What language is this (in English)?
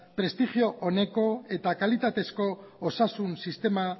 Basque